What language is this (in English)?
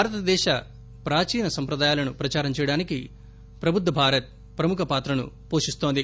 Telugu